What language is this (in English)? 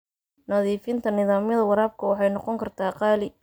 Somali